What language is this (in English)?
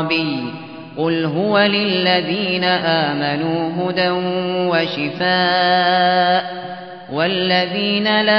Arabic